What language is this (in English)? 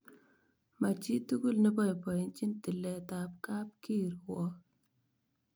Kalenjin